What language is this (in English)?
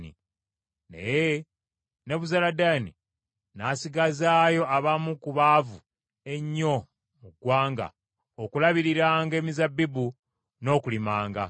Ganda